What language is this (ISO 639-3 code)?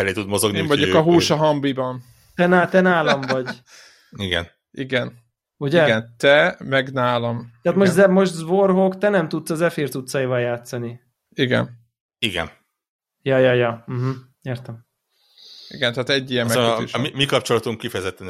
hun